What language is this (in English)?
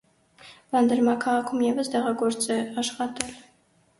Armenian